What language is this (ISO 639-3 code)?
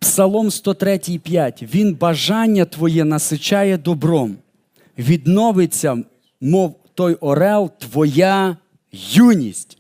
ukr